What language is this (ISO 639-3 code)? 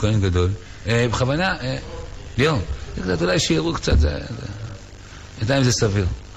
heb